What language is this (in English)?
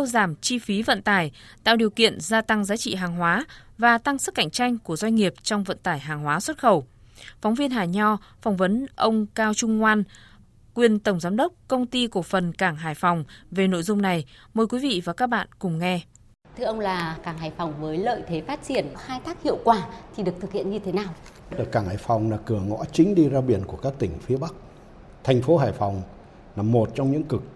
Vietnamese